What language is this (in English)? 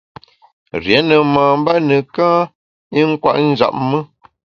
Bamun